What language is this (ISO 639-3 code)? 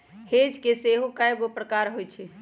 mag